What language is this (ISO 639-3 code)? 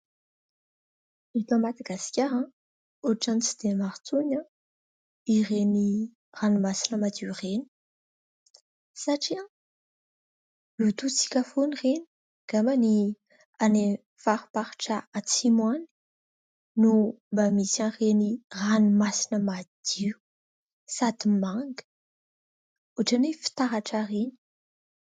mlg